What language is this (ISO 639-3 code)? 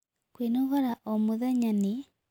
kik